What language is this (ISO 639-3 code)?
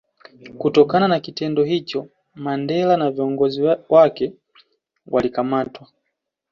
swa